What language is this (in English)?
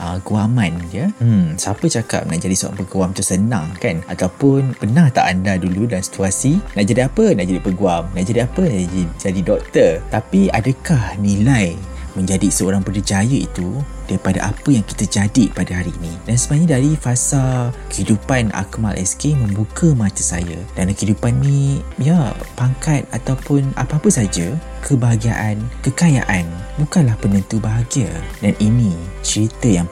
Malay